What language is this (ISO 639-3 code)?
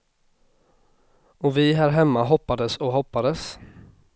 swe